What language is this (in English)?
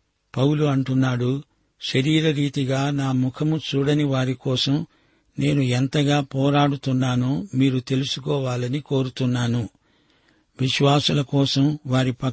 Telugu